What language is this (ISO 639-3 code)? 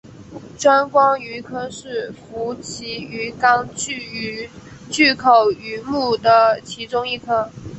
zho